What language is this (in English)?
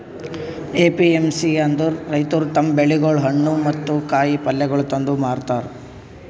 Kannada